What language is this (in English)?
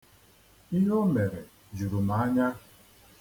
Igbo